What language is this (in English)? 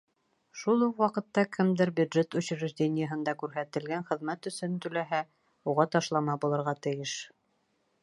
Bashkir